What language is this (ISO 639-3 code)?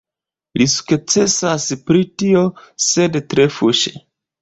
epo